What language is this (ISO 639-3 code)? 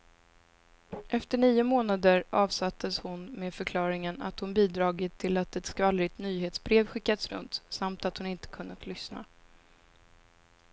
swe